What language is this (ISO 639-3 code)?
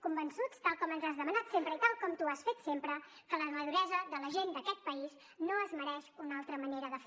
cat